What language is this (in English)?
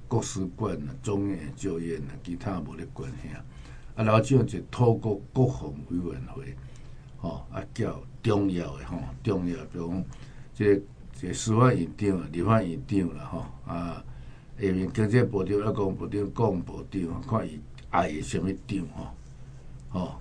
Chinese